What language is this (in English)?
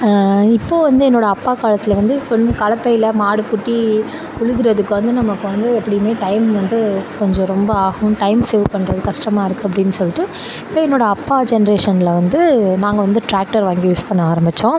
Tamil